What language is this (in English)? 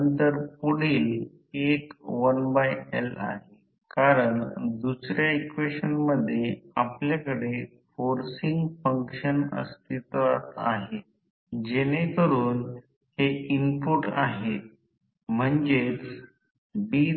Marathi